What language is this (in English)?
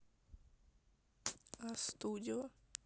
Russian